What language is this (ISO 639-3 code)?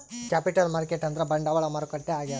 kan